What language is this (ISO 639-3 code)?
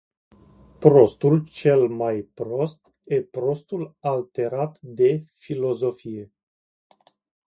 ron